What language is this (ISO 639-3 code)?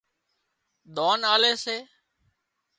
kxp